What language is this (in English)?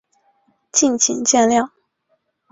Chinese